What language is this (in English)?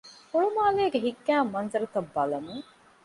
Divehi